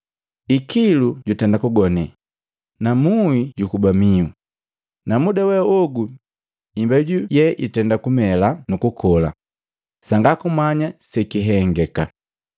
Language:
Matengo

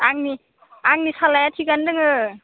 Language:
Bodo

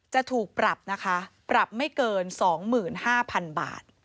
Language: Thai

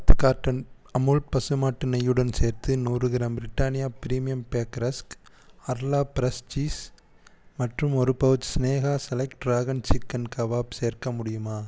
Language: Tamil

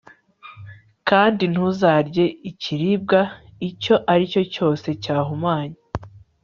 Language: Kinyarwanda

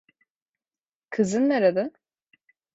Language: Turkish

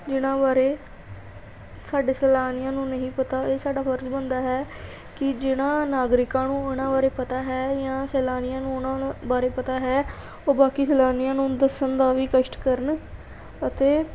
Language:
Punjabi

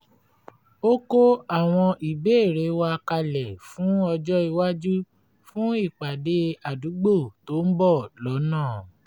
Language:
Yoruba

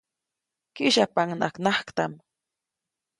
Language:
Copainalá Zoque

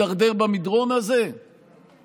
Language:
Hebrew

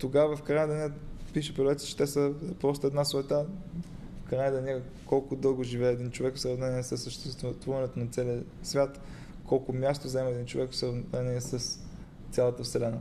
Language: Bulgarian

